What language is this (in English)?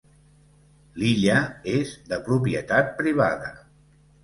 Catalan